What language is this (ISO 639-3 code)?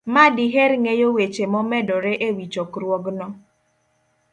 luo